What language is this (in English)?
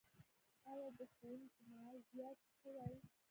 Pashto